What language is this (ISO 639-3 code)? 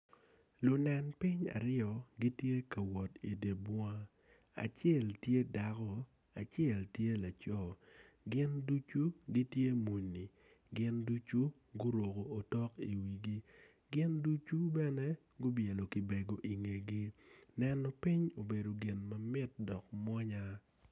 ach